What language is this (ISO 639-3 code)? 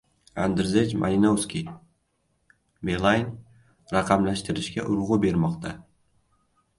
uzb